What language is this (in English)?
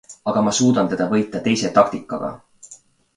Estonian